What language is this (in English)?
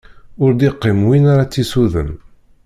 Kabyle